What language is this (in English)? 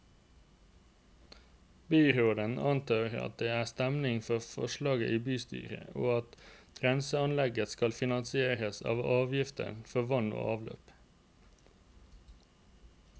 Norwegian